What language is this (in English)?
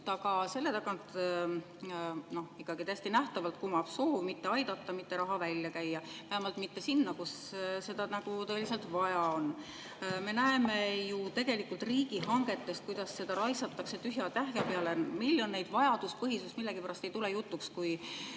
Estonian